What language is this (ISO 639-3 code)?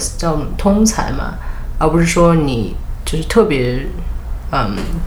zho